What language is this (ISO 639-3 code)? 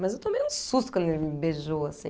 por